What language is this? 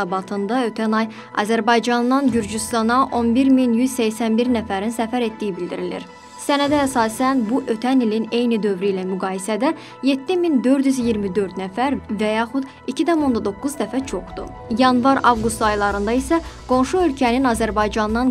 Turkish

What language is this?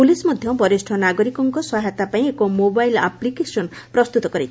Odia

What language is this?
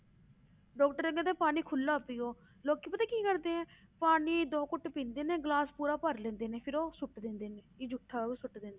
Punjabi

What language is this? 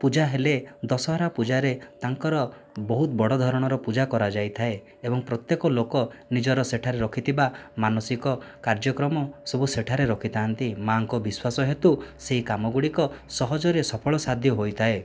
Odia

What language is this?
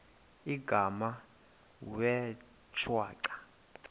Xhosa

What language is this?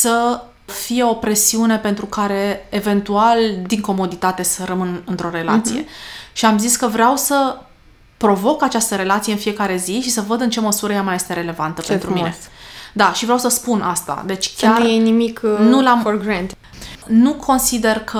Romanian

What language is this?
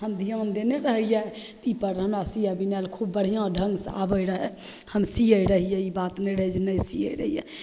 Maithili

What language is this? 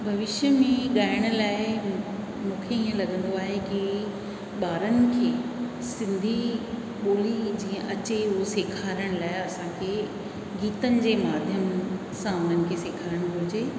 Sindhi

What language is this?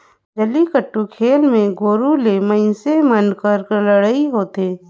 Chhattisgarhi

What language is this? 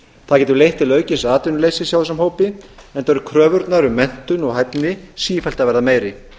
Icelandic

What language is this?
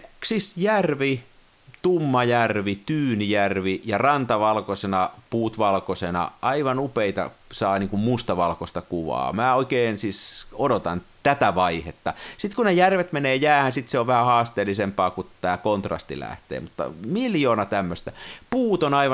Finnish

